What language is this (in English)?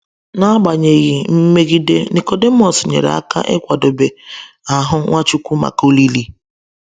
Igbo